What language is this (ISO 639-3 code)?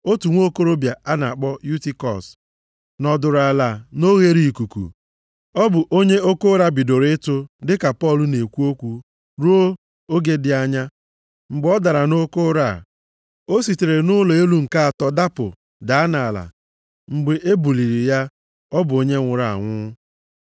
ibo